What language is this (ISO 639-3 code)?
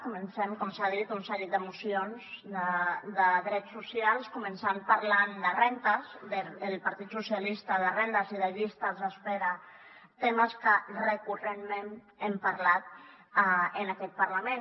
cat